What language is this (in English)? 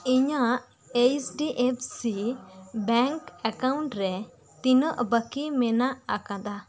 Santali